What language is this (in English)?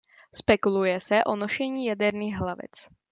Czech